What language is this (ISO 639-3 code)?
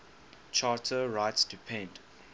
eng